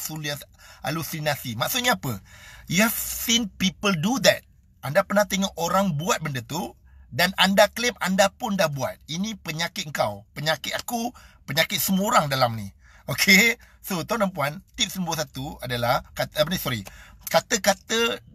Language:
Malay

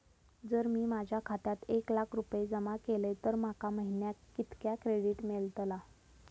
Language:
Marathi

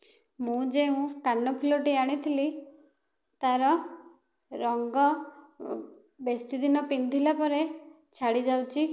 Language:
Odia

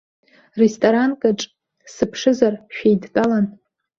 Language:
Abkhazian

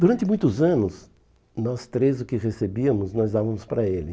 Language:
Portuguese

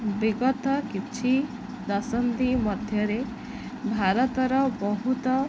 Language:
Odia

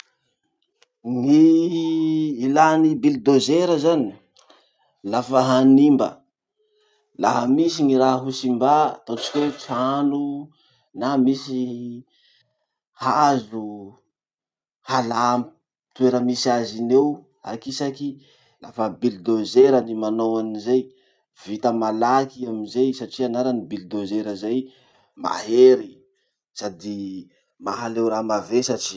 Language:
Masikoro Malagasy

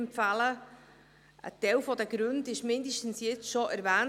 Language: Swiss German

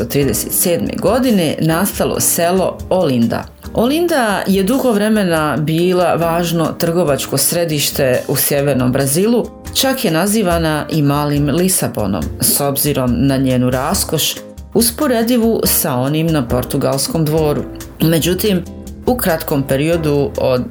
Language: Croatian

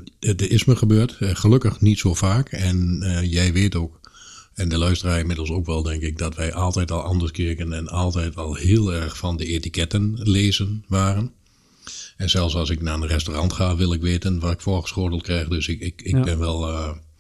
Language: Dutch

